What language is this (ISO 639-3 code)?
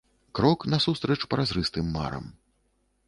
bel